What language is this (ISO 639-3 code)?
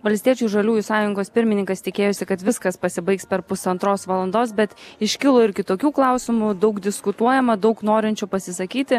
lit